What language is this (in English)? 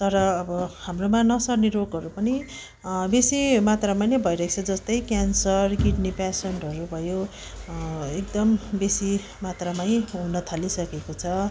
Nepali